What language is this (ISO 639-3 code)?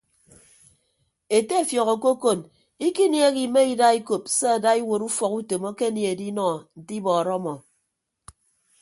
ibb